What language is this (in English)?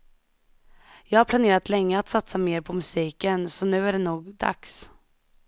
Swedish